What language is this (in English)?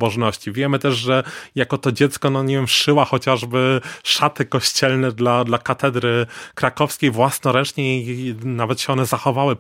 Polish